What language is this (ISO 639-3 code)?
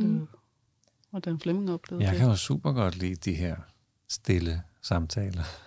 dan